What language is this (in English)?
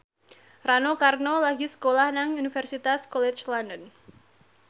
Javanese